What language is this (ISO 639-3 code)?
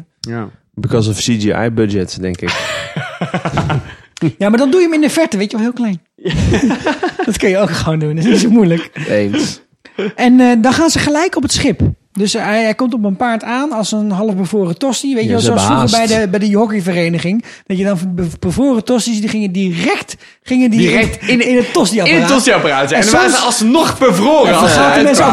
nld